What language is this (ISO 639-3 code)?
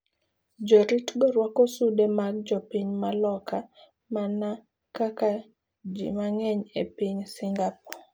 luo